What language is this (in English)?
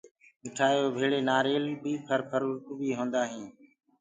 Gurgula